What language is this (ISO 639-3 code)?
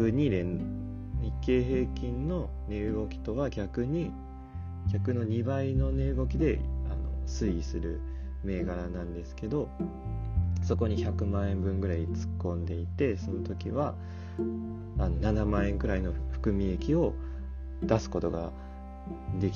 jpn